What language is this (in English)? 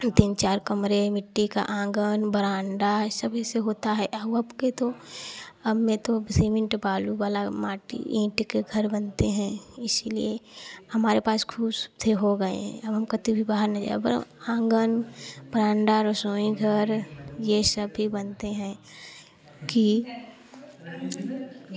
Hindi